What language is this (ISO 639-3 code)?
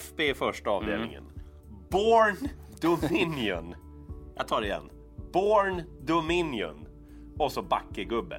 swe